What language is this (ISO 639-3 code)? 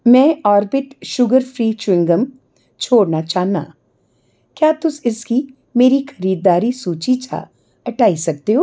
doi